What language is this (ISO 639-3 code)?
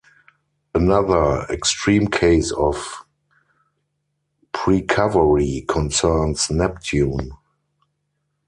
eng